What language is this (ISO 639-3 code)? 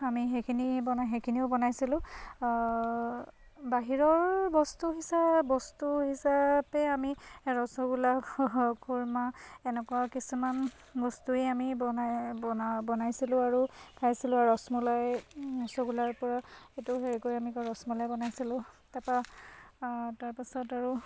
asm